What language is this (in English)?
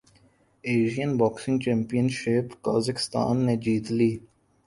Urdu